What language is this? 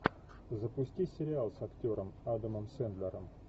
Russian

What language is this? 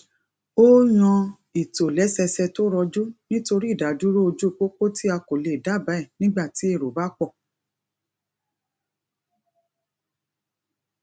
Yoruba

